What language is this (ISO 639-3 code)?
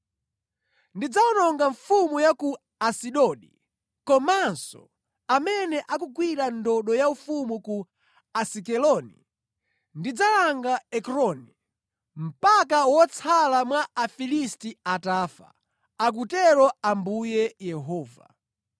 nya